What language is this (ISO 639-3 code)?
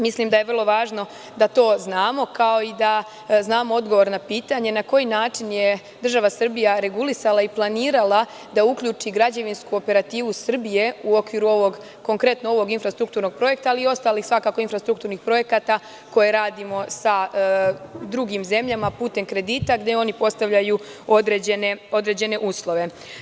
srp